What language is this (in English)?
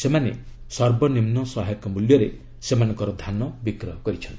Odia